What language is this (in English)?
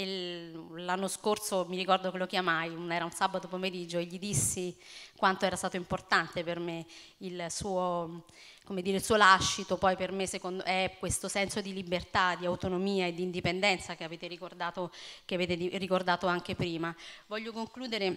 Italian